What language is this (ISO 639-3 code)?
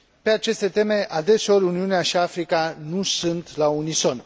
ron